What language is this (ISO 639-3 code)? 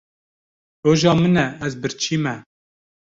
kur